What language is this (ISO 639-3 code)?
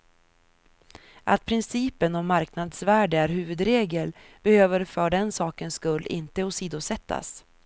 swe